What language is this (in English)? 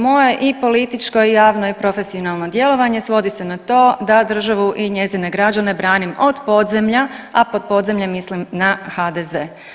Croatian